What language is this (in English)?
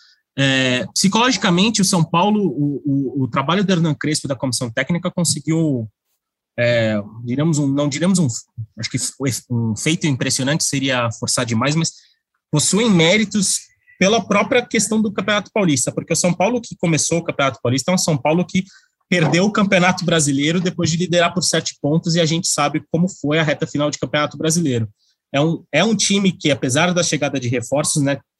Portuguese